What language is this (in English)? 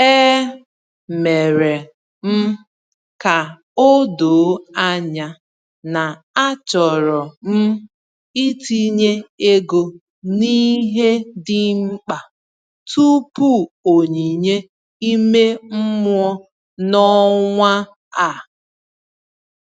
Igbo